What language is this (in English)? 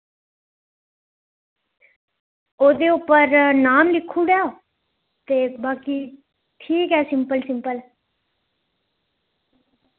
Dogri